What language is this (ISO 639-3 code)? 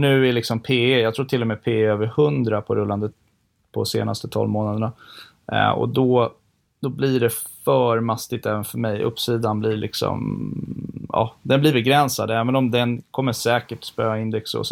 swe